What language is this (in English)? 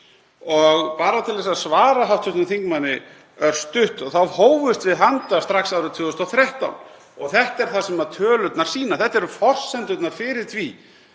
Icelandic